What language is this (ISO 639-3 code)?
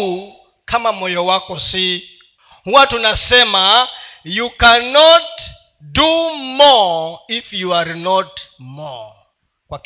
swa